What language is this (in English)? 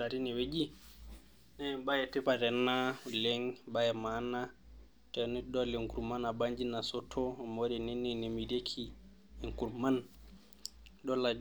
Masai